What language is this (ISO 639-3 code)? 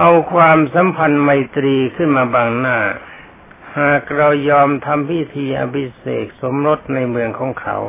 tha